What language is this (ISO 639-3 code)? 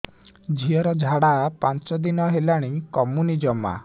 ori